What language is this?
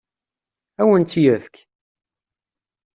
Kabyle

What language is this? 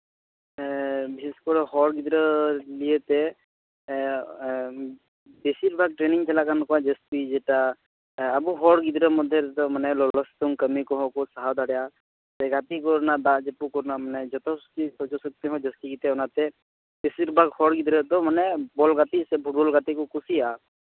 Santali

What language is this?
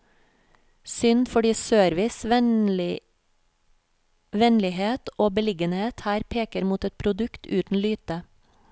Norwegian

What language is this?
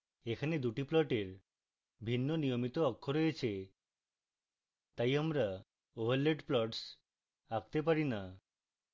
Bangla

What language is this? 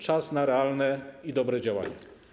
Polish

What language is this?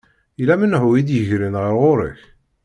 Kabyle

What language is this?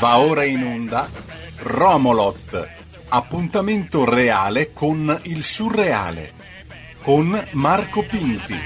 Italian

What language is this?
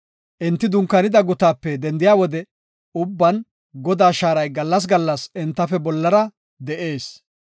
Gofa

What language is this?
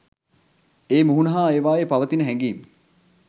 Sinhala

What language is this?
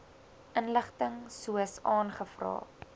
Afrikaans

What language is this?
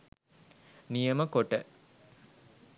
Sinhala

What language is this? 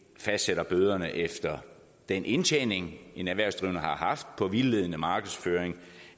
Danish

